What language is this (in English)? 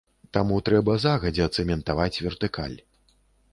Belarusian